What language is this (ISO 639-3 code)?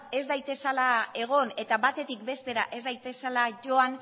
eus